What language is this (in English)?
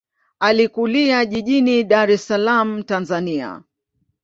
Swahili